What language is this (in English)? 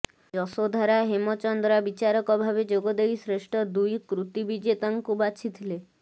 Odia